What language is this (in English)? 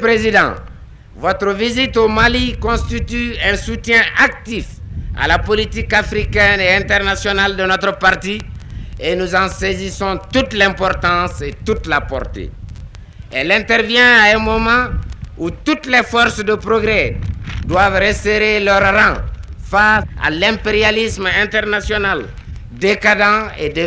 French